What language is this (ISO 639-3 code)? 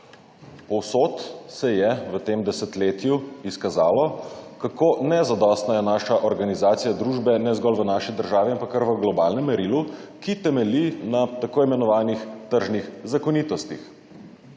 slv